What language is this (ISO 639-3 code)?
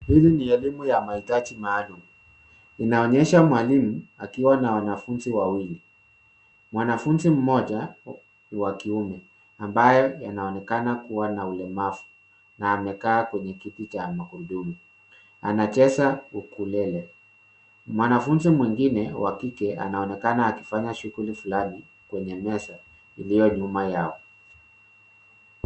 swa